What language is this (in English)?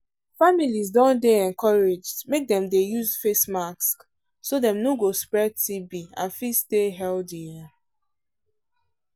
Nigerian Pidgin